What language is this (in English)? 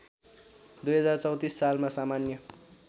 Nepali